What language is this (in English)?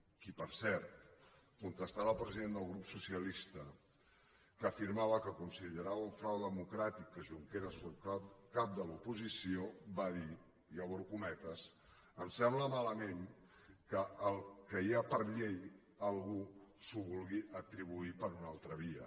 Catalan